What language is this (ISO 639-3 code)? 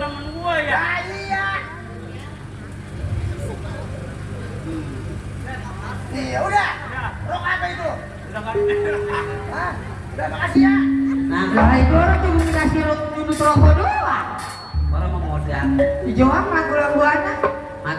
ind